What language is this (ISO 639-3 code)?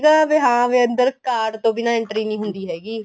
pan